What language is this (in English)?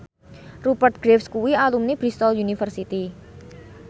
Javanese